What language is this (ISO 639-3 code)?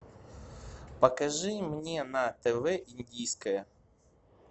rus